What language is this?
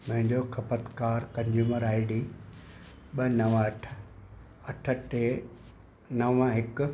Sindhi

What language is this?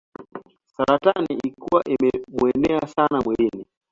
Swahili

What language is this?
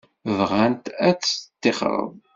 Kabyle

